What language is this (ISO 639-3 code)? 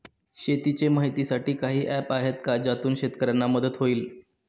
mar